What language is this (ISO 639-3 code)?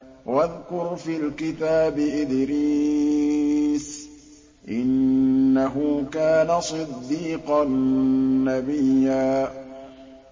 ara